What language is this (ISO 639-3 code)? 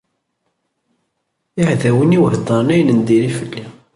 kab